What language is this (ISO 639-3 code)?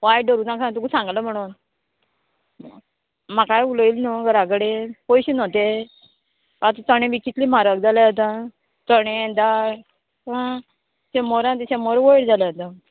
kok